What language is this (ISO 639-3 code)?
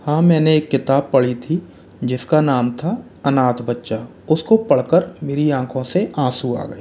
hin